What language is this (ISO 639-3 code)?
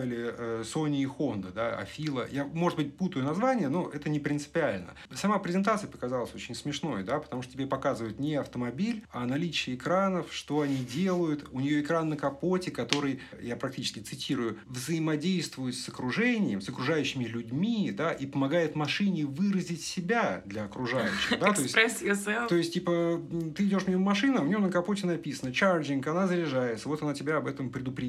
rus